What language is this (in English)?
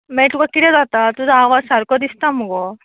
Konkani